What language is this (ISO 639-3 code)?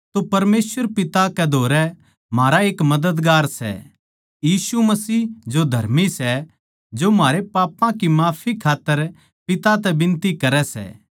bgc